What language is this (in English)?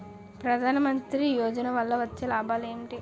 Telugu